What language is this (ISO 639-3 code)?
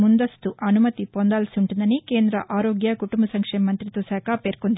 tel